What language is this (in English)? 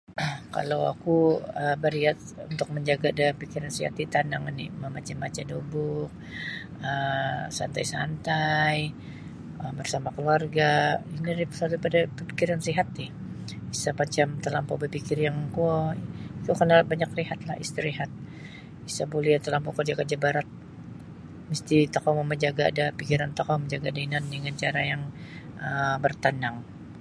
Sabah Bisaya